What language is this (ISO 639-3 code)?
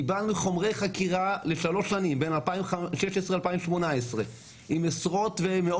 heb